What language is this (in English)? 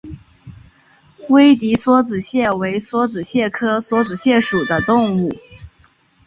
Chinese